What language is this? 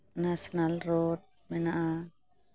Santali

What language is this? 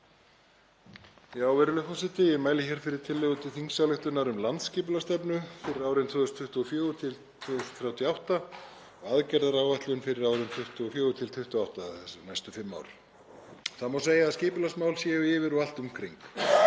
Icelandic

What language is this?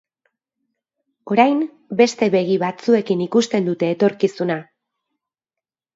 Basque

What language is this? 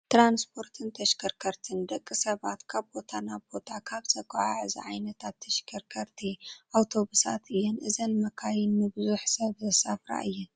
Tigrinya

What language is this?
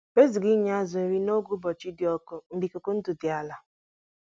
Igbo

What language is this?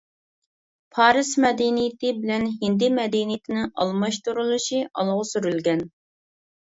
Uyghur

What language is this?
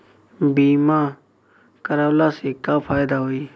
Bhojpuri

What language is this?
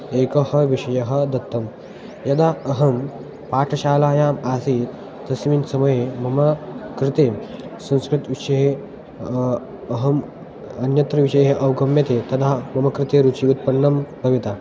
Sanskrit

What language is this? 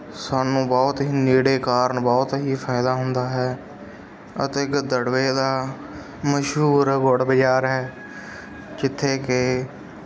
Punjabi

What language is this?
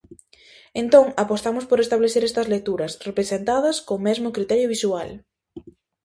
Galician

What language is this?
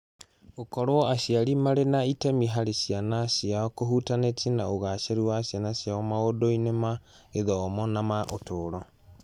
Kikuyu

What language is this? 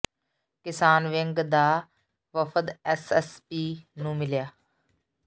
Punjabi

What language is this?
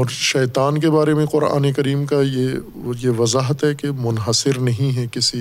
Urdu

